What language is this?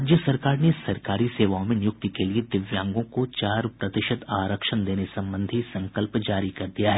Hindi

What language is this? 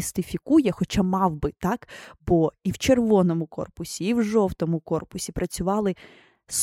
Ukrainian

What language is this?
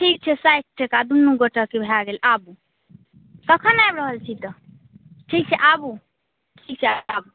Maithili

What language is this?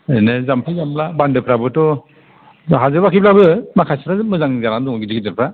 Bodo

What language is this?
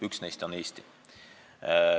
Estonian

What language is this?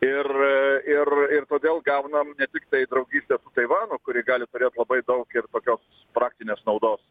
Lithuanian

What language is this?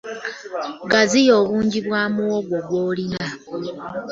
Ganda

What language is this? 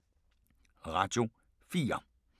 Danish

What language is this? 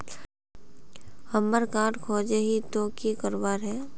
Magahi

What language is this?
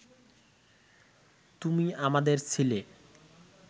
Bangla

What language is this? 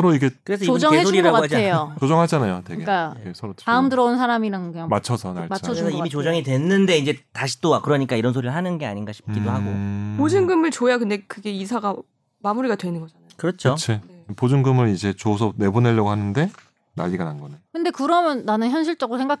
Korean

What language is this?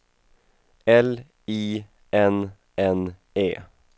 Swedish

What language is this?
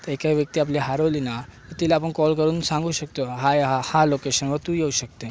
Marathi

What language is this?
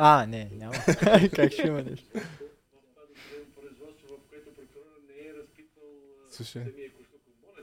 Bulgarian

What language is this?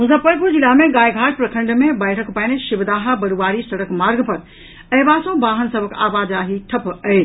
Maithili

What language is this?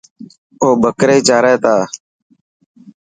Dhatki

